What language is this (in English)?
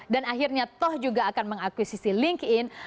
Indonesian